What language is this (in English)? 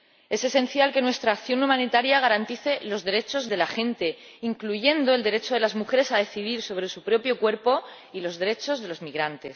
Spanish